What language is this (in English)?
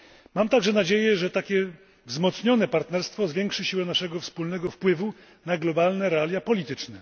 Polish